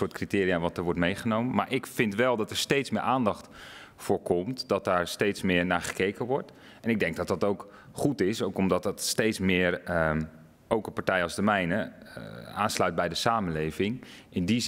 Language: Dutch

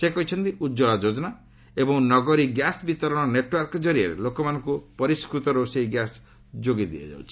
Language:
Odia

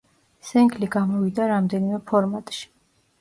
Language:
Georgian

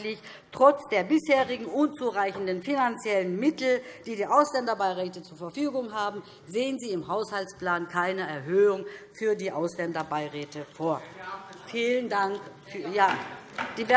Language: German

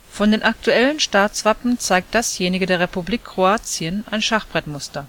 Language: German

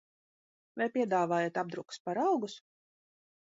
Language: Latvian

